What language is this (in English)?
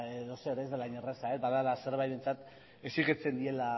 Basque